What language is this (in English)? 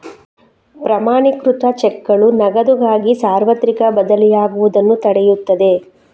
Kannada